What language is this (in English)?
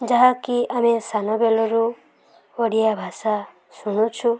Odia